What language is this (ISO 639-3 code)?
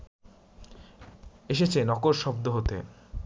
ben